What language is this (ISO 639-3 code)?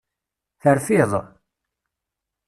kab